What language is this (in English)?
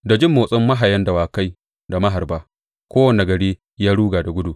Hausa